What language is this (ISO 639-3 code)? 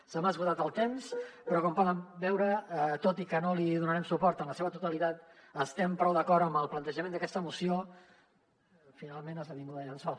cat